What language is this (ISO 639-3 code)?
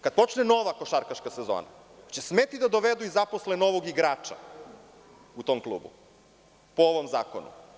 srp